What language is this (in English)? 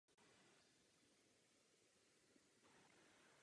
Czech